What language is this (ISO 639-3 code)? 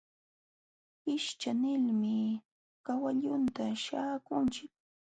qxw